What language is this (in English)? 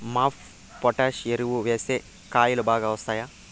Telugu